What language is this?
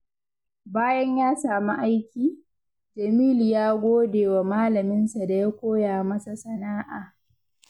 Hausa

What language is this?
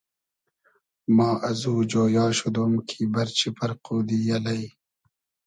Hazaragi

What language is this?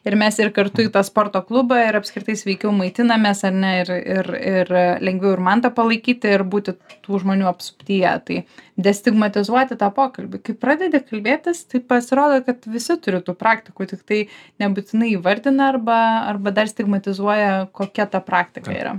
Lithuanian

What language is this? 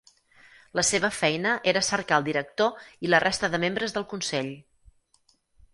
Catalan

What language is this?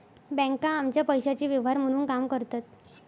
Marathi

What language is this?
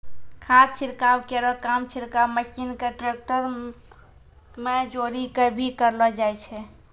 Maithili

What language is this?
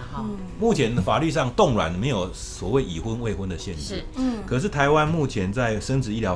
Chinese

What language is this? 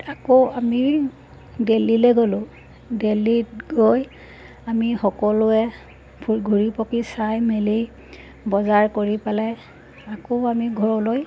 Assamese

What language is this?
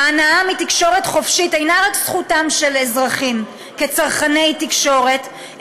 Hebrew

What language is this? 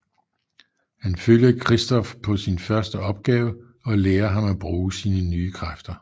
Danish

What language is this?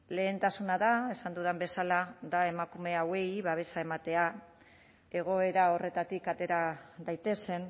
Basque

